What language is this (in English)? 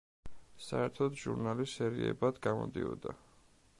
Georgian